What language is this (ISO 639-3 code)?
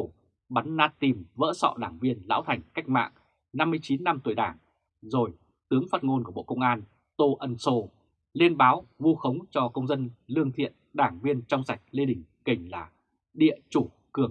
vie